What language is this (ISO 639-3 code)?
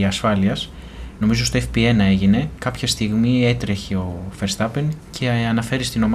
ell